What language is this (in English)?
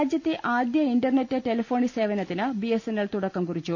Malayalam